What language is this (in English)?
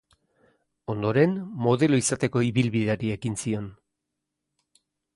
Basque